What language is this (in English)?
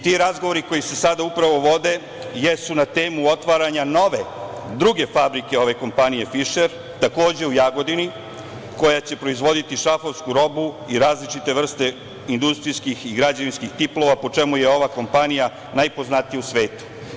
Serbian